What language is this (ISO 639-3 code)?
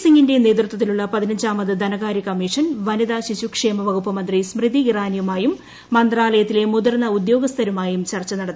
mal